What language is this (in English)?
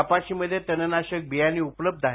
Marathi